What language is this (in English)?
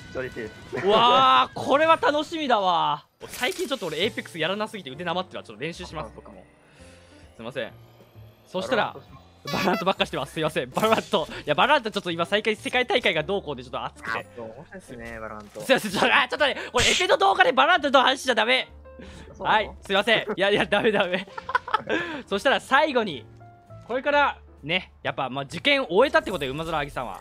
Japanese